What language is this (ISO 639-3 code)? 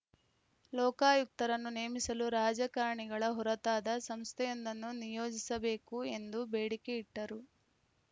kan